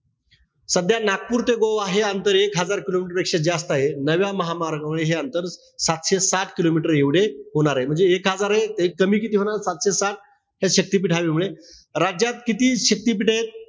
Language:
Marathi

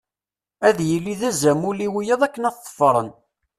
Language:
Kabyle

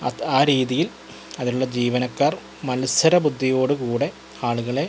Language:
Malayalam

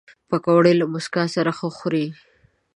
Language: Pashto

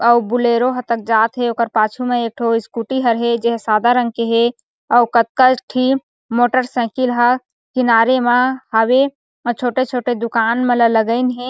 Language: Chhattisgarhi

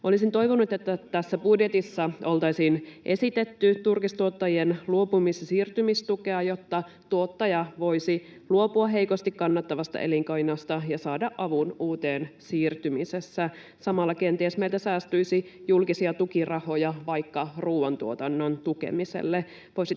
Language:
Finnish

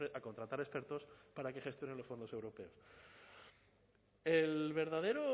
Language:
Spanish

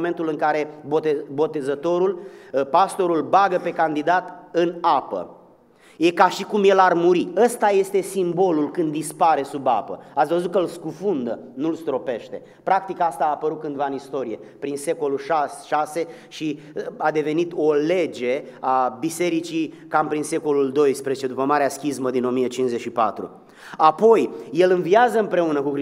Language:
Romanian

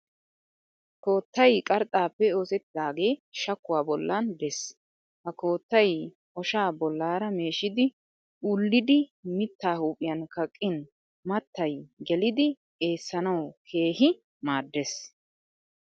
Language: Wolaytta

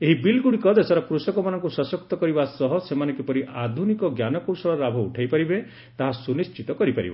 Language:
Odia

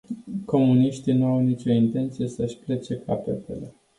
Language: Romanian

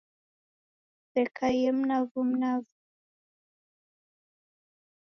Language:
Taita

